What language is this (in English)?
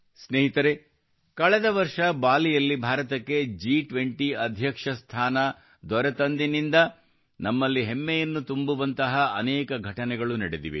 Kannada